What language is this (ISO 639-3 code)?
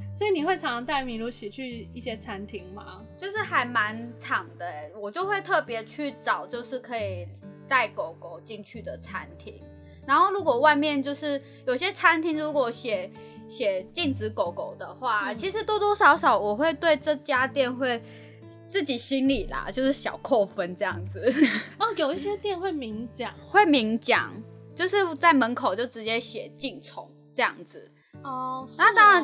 zho